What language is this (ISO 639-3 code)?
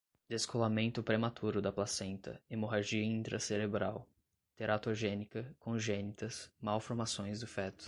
por